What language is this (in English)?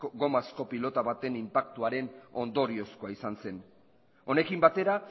Basque